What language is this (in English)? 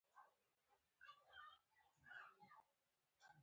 Pashto